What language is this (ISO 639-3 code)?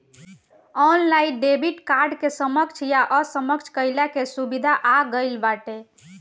bho